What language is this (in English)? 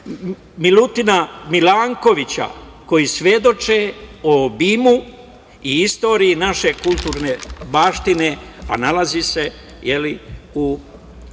Serbian